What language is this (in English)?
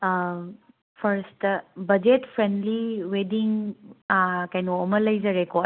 Manipuri